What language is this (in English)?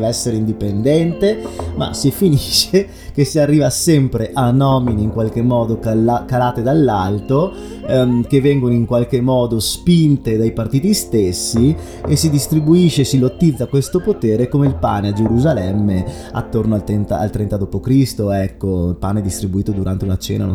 Italian